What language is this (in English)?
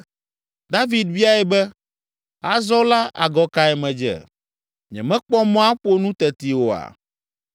Ewe